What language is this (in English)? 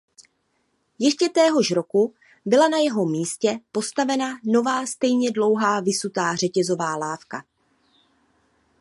Czech